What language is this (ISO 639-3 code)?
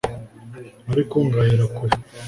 kin